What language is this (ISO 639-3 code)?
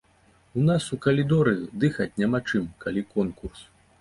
bel